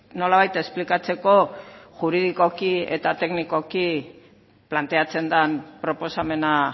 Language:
Basque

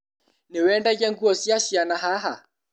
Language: Kikuyu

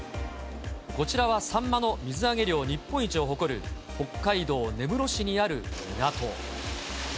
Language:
Japanese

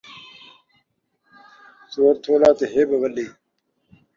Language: Saraiki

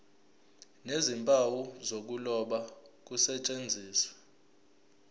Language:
Zulu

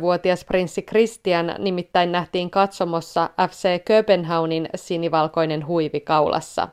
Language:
Finnish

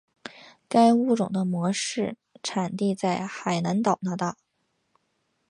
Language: Chinese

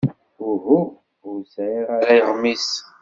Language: Kabyle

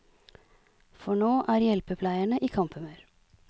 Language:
Norwegian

